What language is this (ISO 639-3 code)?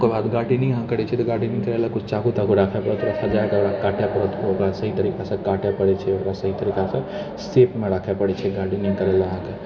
mai